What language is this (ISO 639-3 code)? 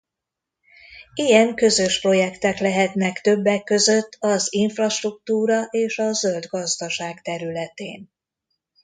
hun